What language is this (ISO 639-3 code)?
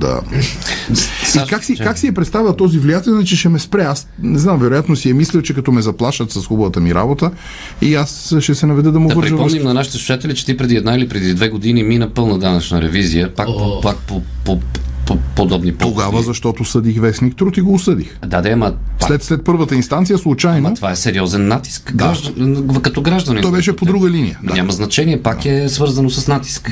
bul